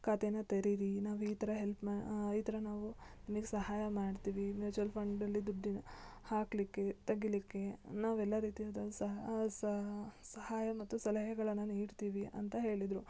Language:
Kannada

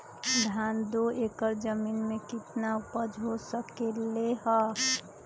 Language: Magahi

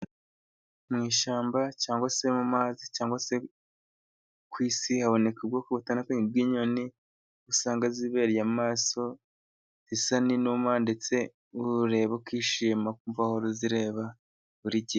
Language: Kinyarwanda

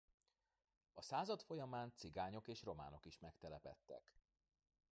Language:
Hungarian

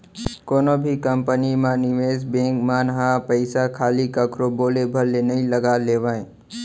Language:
Chhattisgarhi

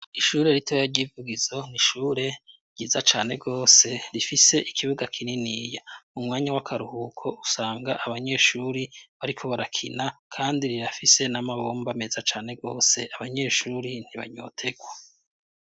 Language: Rundi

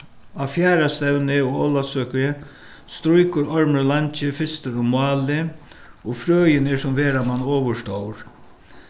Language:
Faroese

